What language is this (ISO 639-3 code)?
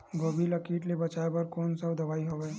hne